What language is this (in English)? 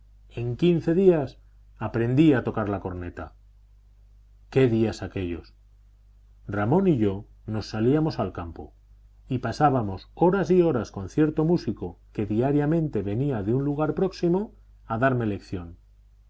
Spanish